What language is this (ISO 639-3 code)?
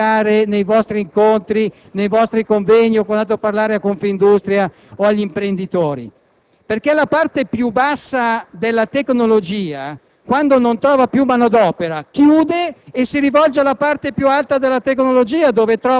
ita